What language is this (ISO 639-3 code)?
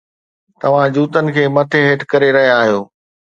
snd